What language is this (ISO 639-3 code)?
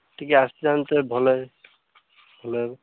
ori